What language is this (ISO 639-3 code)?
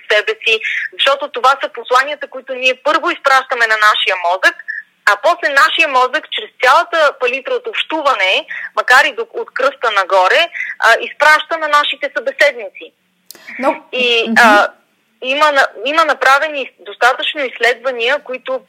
bul